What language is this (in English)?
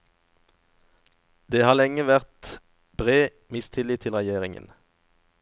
Norwegian